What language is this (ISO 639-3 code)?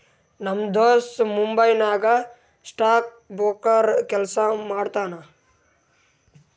kan